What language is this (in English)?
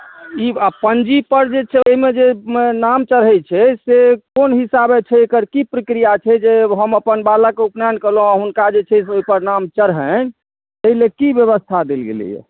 Maithili